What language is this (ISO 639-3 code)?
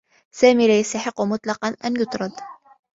ara